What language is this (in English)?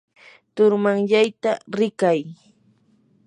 Yanahuanca Pasco Quechua